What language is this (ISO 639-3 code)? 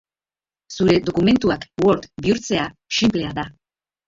eus